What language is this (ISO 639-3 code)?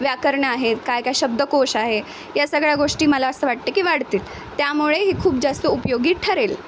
mar